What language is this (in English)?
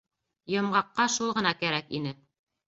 Bashkir